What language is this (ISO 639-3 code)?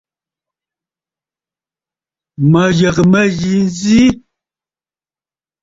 bfd